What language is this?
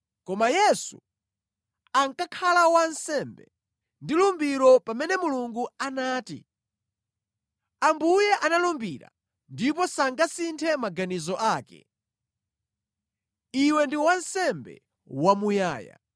Nyanja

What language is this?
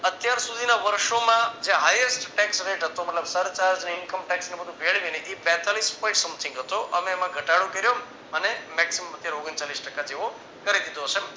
Gujarati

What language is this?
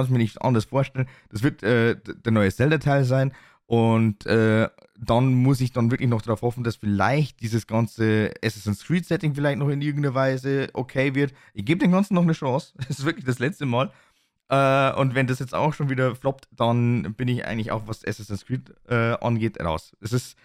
German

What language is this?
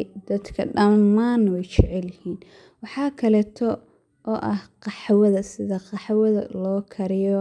Somali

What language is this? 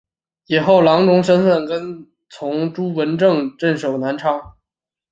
Chinese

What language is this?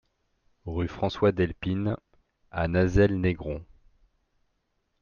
French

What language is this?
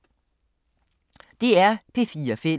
Danish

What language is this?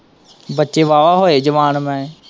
Punjabi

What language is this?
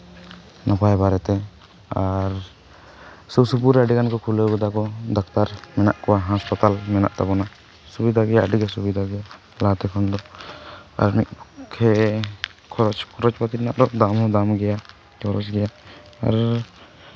Santali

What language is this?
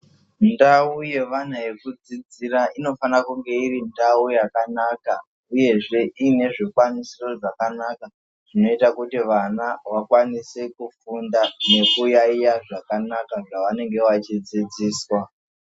Ndau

